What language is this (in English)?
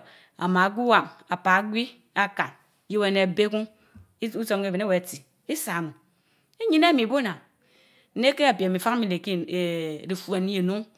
Mbe